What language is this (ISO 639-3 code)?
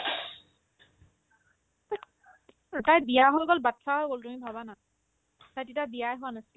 asm